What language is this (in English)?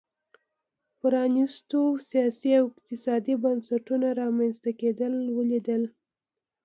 Pashto